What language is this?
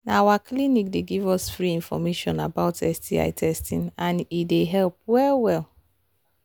Nigerian Pidgin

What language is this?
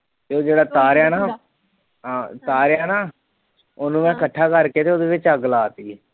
Punjabi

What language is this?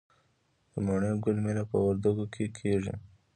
Pashto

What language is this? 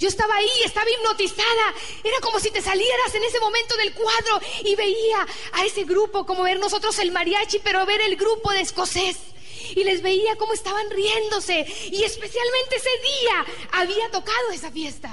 Spanish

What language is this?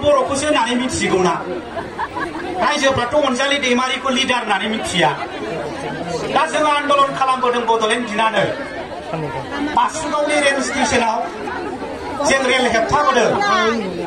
Romanian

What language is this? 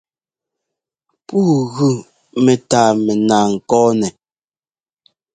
Ngomba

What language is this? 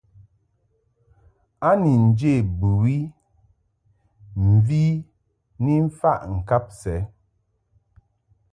Mungaka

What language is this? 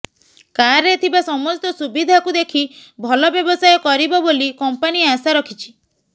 Odia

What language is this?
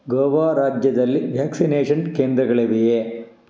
Kannada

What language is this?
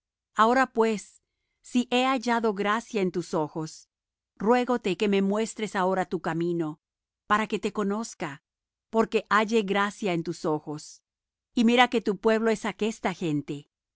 Spanish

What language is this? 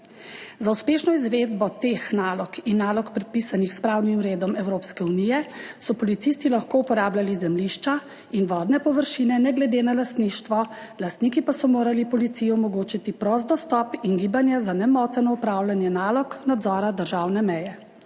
Slovenian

